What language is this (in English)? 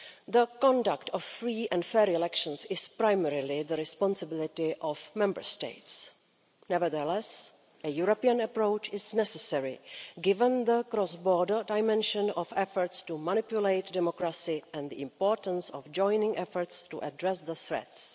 English